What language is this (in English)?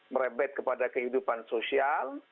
Indonesian